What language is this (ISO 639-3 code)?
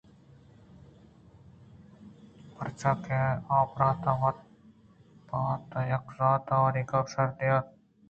bgp